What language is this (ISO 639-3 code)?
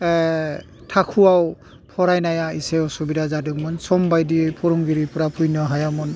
brx